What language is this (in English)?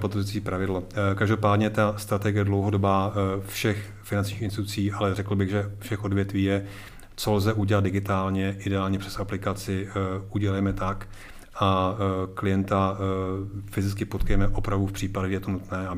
Czech